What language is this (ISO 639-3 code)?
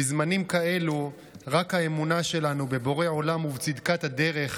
heb